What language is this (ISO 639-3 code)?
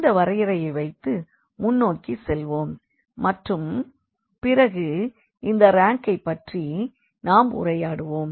tam